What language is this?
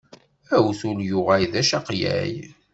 Kabyle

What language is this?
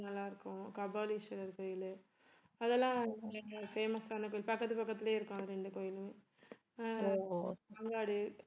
Tamil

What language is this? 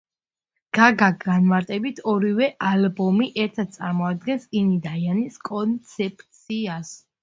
Georgian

